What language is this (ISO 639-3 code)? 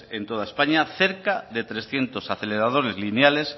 spa